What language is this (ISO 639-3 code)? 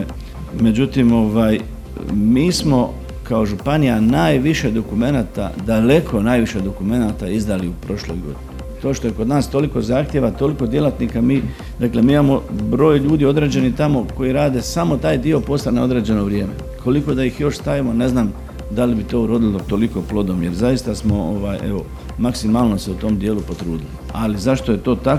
hrv